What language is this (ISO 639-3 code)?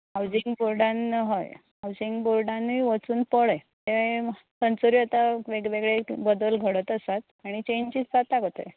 kok